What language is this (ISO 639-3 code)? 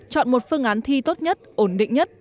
vie